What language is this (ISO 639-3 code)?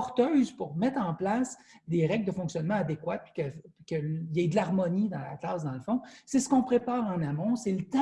fra